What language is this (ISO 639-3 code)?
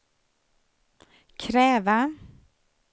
swe